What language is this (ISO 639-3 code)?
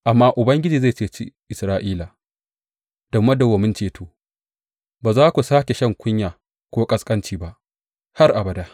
hau